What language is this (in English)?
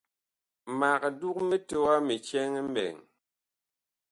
Bakoko